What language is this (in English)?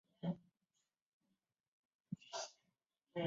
Chinese